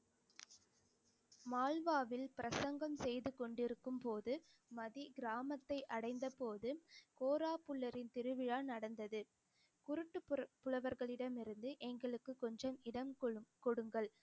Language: Tamil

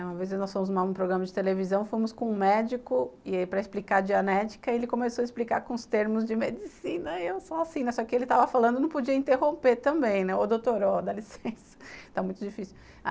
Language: Portuguese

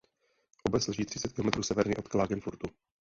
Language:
Czech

